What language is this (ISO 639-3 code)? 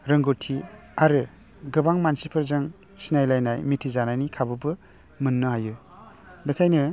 brx